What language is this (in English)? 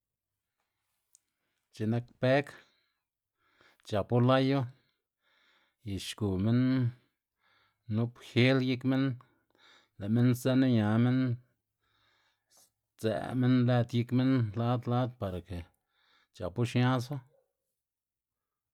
Xanaguía Zapotec